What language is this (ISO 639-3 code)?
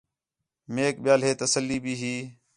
xhe